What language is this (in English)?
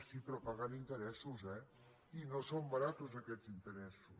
Catalan